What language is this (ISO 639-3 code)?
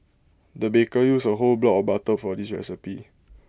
eng